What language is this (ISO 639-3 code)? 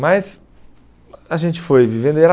por